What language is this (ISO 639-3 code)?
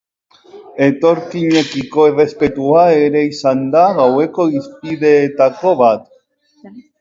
eus